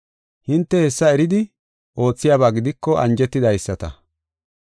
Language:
Gofa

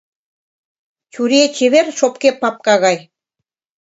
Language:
Mari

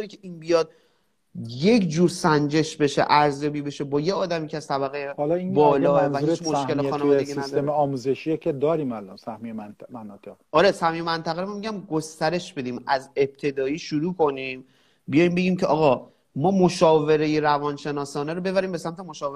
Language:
Persian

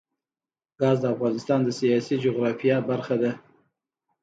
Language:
Pashto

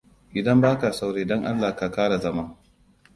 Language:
Hausa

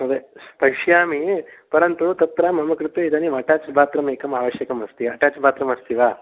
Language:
Sanskrit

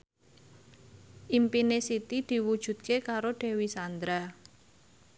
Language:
Javanese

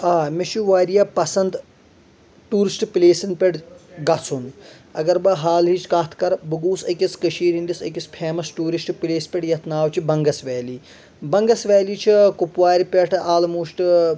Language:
Kashmiri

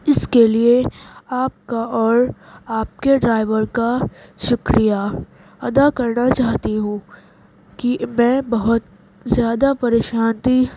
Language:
Urdu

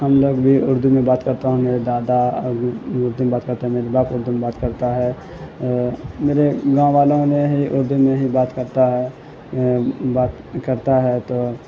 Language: Urdu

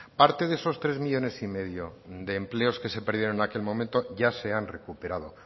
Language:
Spanish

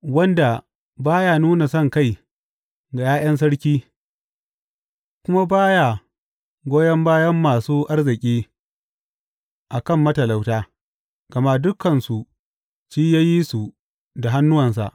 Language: Hausa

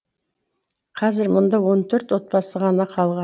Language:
Kazakh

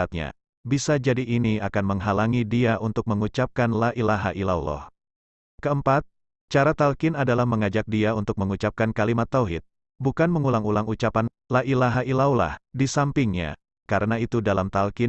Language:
Indonesian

